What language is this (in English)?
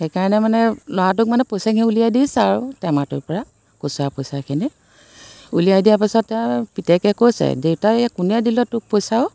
Assamese